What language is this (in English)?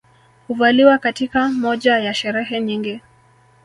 Swahili